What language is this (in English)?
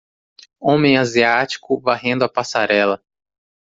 Portuguese